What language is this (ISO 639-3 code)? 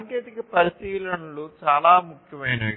tel